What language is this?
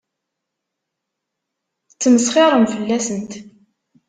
Kabyle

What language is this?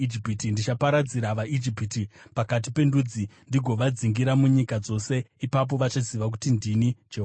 Shona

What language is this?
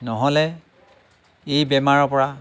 Assamese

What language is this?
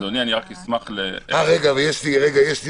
Hebrew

